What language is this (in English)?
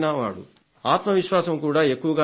Telugu